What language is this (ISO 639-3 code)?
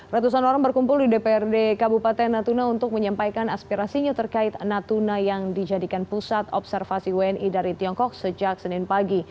ind